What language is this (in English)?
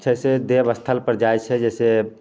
Maithili